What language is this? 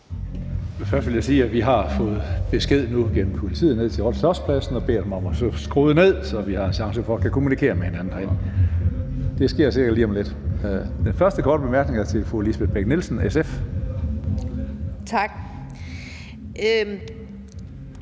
Danish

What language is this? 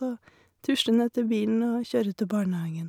Norwegian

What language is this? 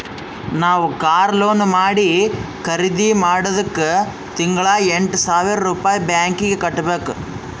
Kannada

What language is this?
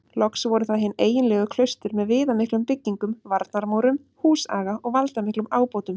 Icelandic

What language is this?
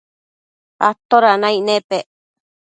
Matsés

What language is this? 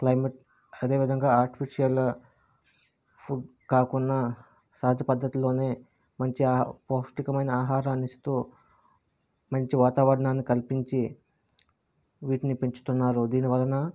Telugu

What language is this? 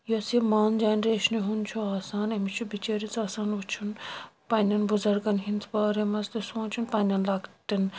Kashmiri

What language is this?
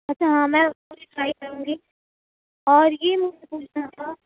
Urdu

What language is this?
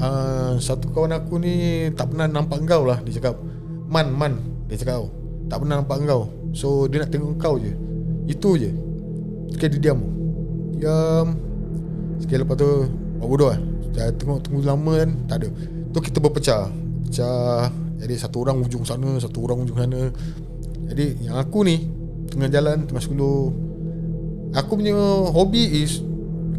Malay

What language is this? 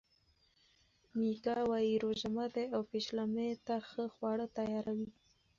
Pashto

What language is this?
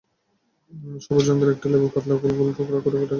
Bangla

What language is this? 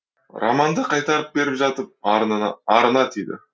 Kazakh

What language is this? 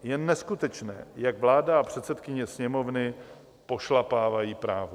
Czech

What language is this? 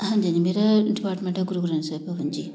Punjabi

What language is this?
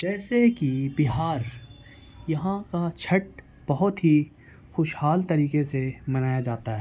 Urdu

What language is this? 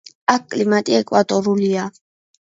Georgian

